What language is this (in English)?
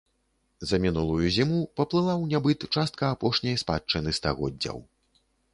Belarusian